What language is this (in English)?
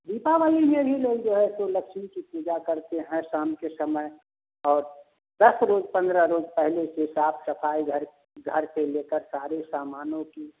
Hindi